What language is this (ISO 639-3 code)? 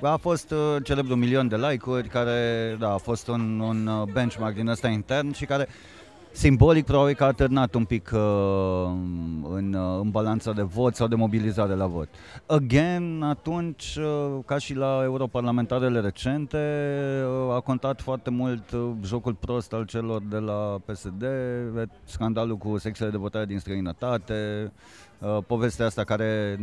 ron